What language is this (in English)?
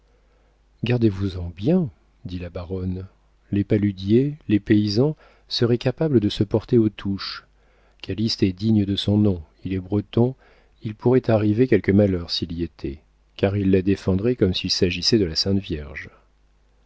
French